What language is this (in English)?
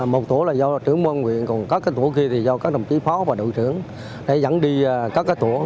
Vietnamese